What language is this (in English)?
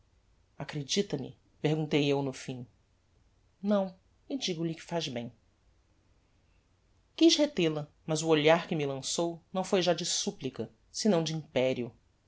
Portuguese